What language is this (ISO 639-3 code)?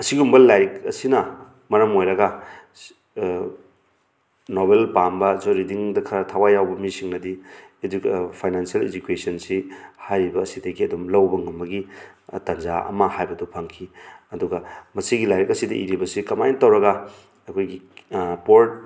mni